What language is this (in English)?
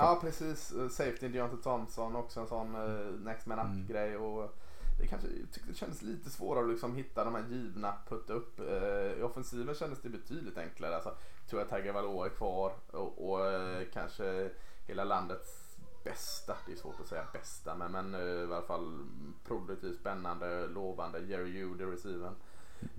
Swedish